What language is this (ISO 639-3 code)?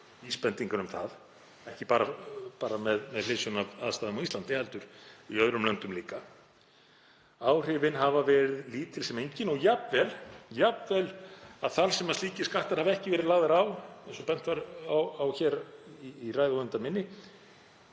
isl